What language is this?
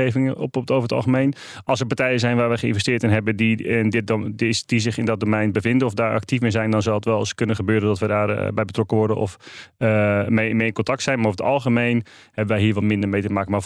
Dutch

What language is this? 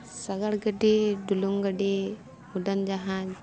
Santali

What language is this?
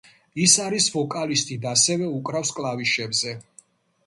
Georgian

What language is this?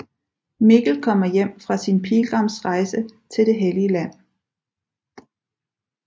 Danish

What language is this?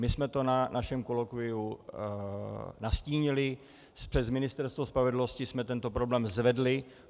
Czech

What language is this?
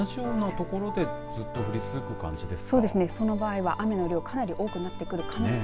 Japanese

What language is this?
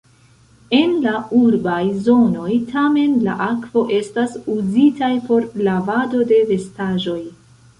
Esperanto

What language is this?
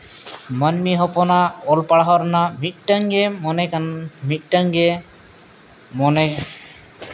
Santali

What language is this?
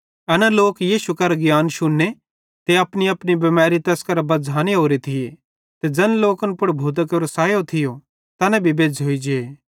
Bhadrawahi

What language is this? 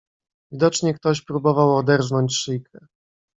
Polish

